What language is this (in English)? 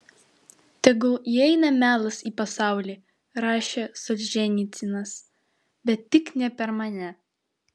Lithuanian